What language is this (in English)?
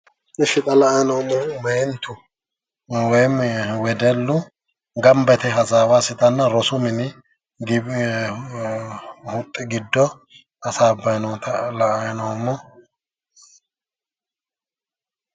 Sidamo